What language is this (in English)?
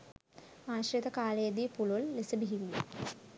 Sinhala